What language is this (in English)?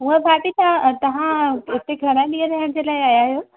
Sindhi